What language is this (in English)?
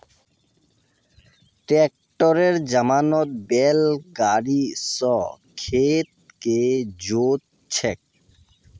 Magahi